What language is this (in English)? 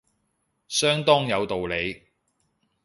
Cantonese